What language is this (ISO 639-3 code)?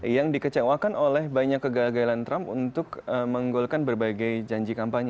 ind